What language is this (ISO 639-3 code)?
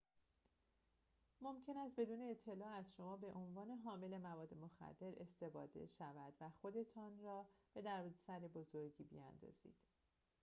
fas